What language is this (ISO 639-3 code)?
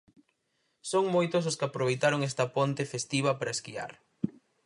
glg